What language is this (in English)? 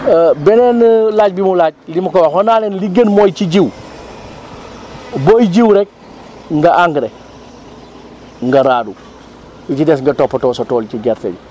Wolof